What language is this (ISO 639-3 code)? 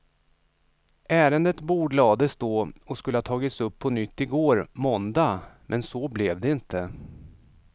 swe